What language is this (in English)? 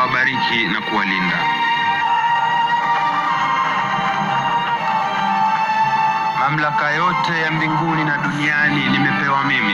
Swahili